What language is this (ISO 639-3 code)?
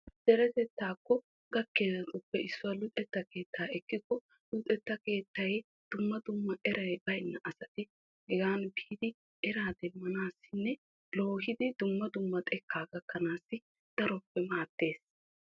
wal